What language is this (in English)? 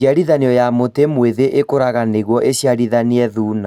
Kikuyu